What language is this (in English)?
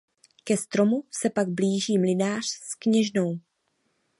Czech